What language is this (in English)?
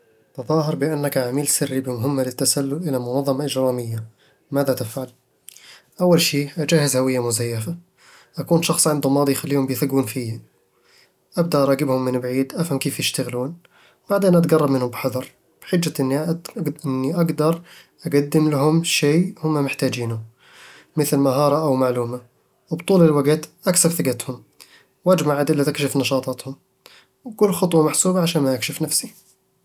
Eastern Egyptian Bedawi Arabic